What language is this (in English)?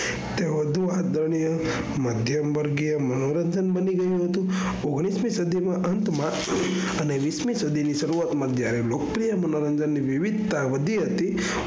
Gujarati